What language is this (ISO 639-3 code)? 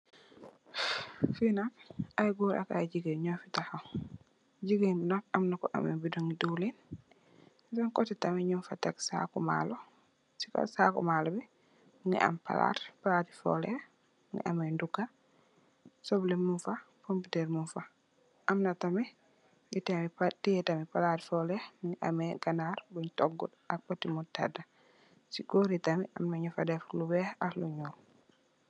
wol